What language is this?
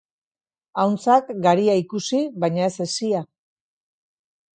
Basque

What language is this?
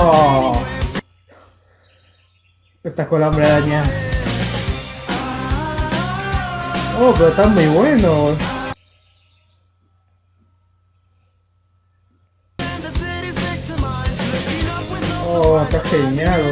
Spanish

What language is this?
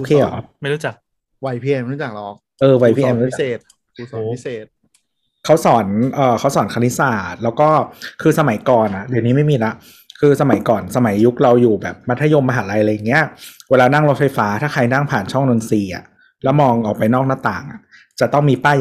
Thai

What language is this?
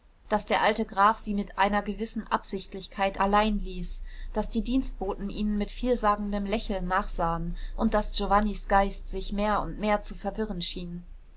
German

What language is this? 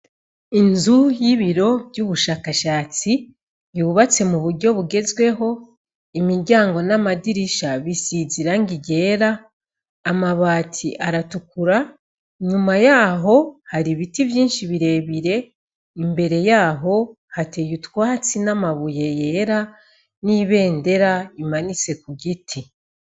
Rundi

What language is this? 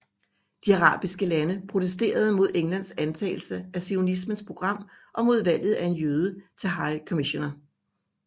Danish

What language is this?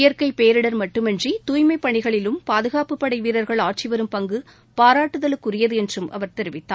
Tamil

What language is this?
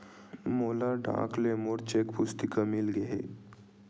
Chhattisgarhi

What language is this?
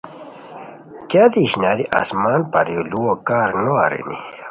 Khowar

